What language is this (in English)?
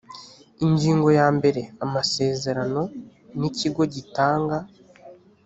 Kinyarwanda